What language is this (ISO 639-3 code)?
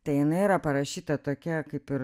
lit